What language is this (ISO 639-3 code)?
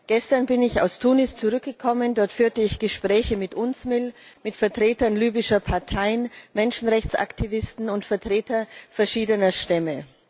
deu